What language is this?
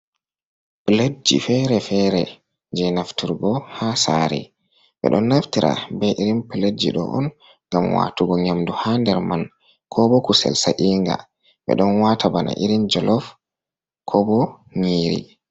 Fula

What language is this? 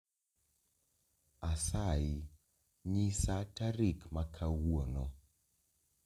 Luo (Kenya and Tanzania)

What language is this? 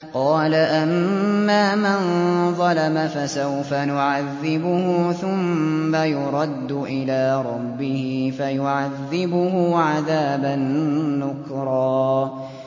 Arabic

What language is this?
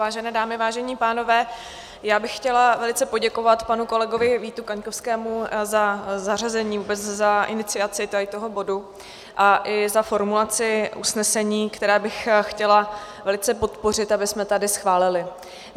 Czech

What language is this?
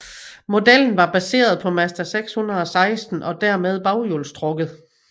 Danish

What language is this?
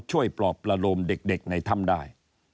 Thai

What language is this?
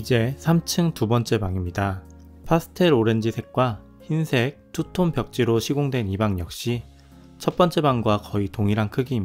Korean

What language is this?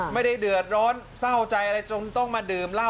Thai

